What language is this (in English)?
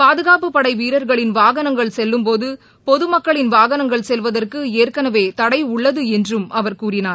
Tamil